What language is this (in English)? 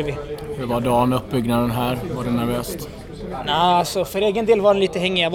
Swedish